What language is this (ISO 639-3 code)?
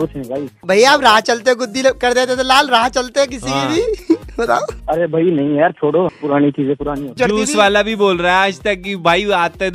hin